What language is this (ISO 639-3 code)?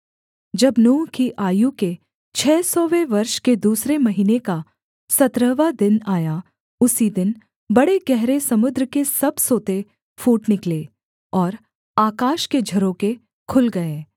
hin